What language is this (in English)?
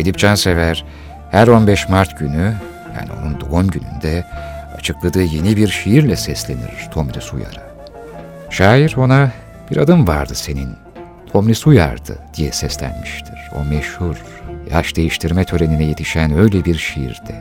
Turkish